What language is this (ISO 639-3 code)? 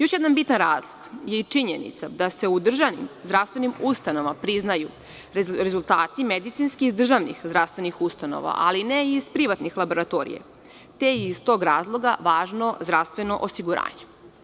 srp